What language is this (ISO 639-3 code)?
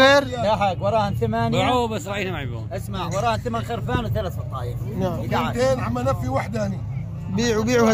ara